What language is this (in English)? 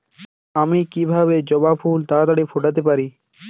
Bangla